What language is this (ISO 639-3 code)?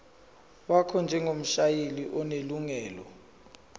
zul